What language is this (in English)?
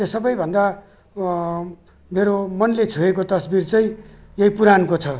Nepali